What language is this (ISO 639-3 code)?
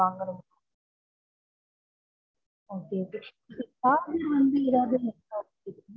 tam